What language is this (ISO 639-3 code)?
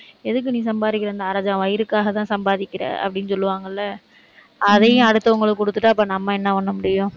tam